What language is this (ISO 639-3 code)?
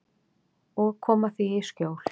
isl